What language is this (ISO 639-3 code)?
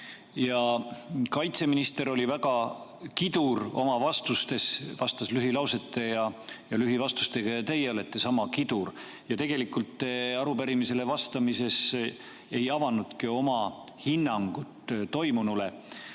est